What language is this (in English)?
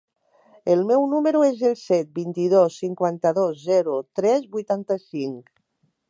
Catalan